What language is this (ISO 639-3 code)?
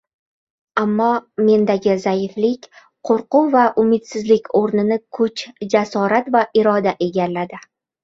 uzb